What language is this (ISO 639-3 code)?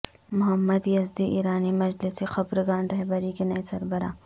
urd